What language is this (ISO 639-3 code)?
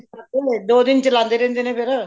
pan